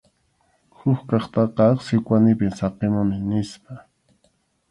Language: Arequipa-La Unión Quechua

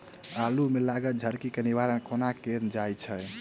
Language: Maithili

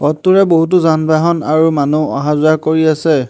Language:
Assamese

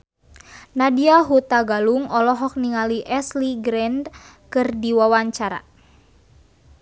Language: Sundanese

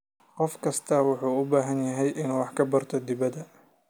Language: Somali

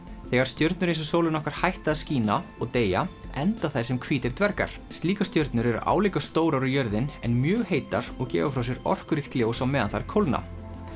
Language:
Icelandic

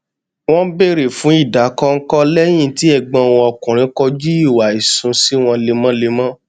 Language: Yoruba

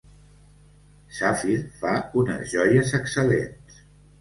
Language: Catalan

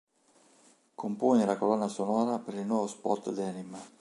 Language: Italian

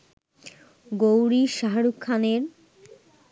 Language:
Bangla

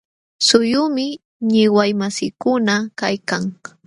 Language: Jauja Wanca Quechua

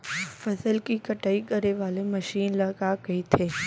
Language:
Chhattisgarhi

